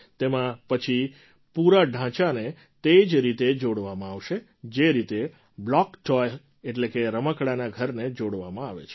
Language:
Gujarati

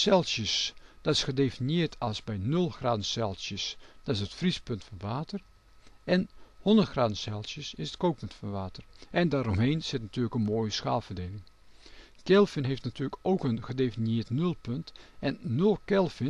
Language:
Dutch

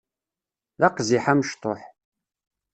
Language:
Kabyle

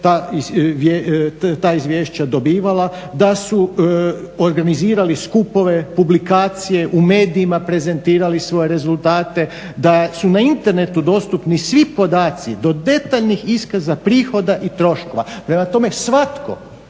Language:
Croatian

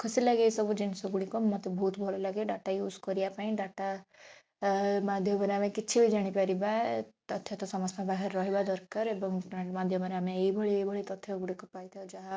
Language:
Odia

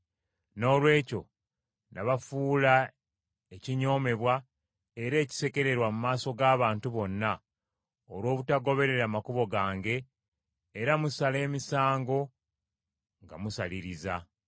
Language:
Ganda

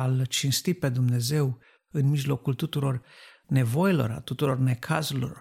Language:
Romanian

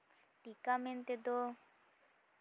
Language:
Santali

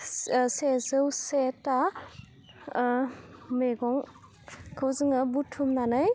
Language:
Bodo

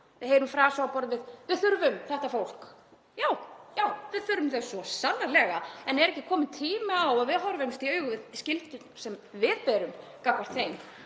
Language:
Icelandic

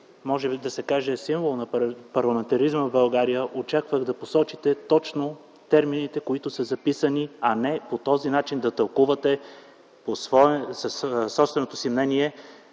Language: Bulgarian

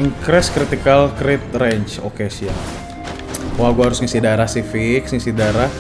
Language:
Indonesian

